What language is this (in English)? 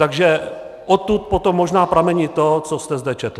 Czech